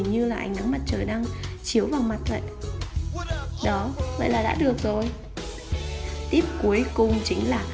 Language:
Vietnamese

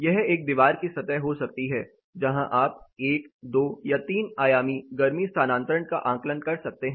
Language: Hindi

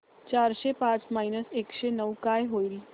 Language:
Marathi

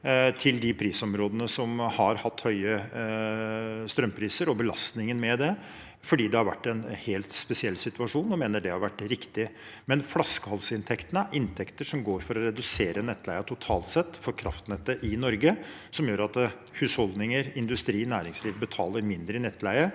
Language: Norwegian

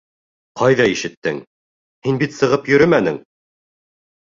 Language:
Bashkir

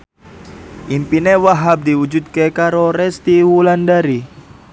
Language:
Javanese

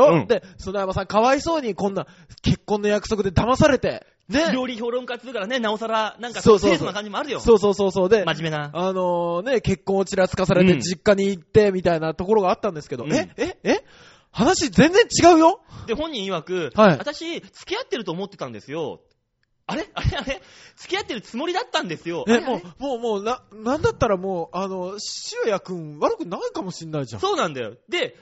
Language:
Japanese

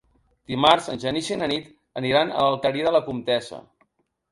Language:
Catalan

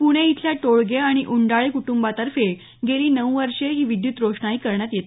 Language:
Marathi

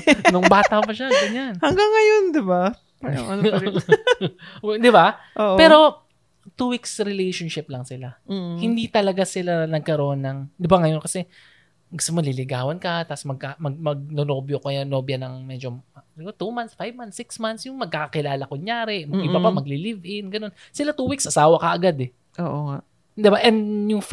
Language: Filipino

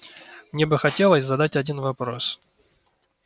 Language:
Russian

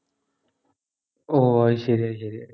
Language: Malayalam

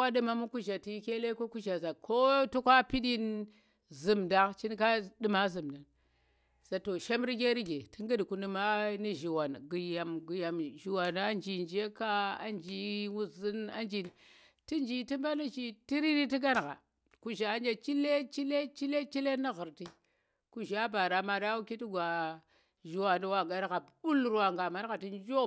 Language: Tera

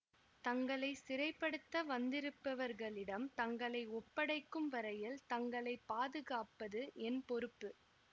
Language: Tamil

